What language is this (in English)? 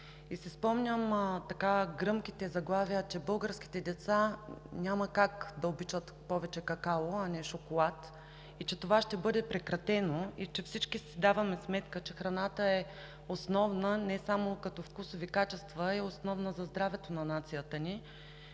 Bulgarian